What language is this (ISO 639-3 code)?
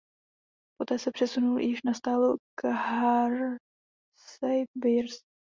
ces